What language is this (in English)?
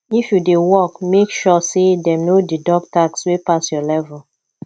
Nigerian Pidgin